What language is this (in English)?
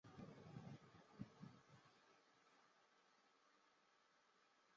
Chinese